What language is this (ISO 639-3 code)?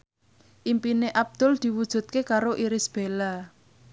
jav